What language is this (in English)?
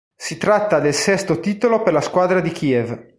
Italian